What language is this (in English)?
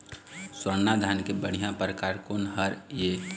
Chhattisgarhi